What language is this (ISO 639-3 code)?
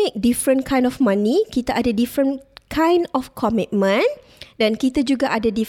msa